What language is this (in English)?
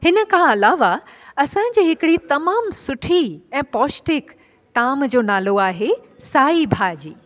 Sindhi